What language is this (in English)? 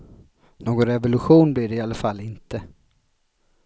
Swedish